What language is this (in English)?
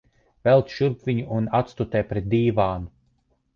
Latvian